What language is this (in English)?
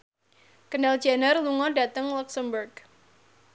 Javanese